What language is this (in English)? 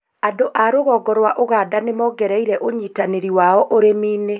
Kikuyu